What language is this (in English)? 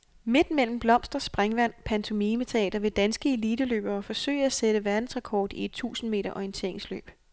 Danish